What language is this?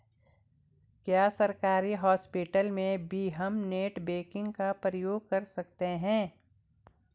Hindi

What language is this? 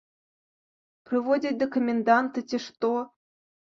Belarusian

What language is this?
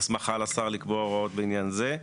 Hebrew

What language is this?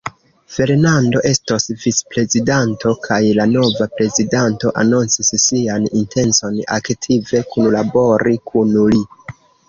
Esperanto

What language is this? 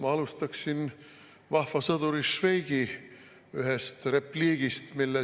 Estonian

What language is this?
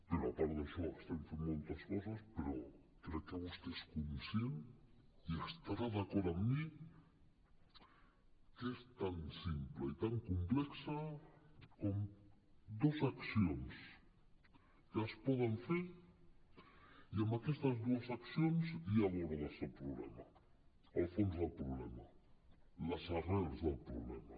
Catalan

